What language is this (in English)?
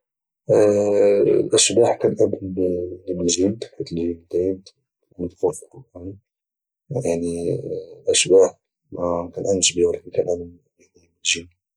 Moroccan Arabic